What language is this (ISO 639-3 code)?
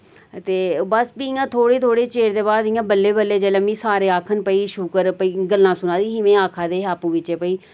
doi